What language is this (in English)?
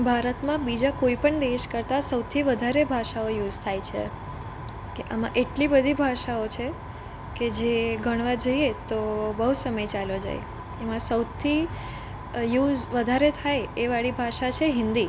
Gujarati